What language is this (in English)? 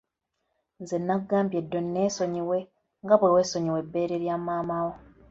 Ganda